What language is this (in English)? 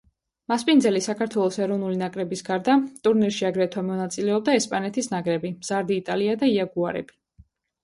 Georgian